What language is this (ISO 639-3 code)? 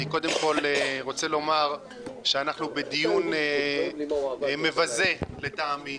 heb